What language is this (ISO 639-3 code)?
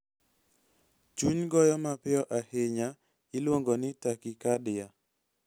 luo